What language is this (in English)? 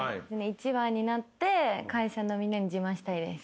Japanese